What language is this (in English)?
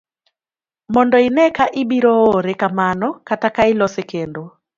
Luo (Kenya and Tanzania)